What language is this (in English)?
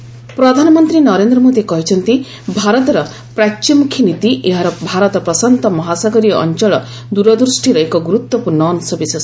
Odia